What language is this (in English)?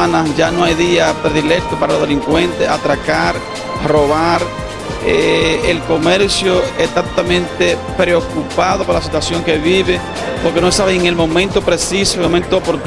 Spanish